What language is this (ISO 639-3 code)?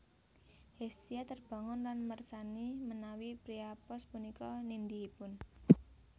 jav